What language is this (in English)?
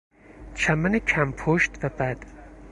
Persian